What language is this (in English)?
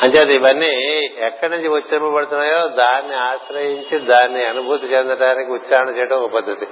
Telugu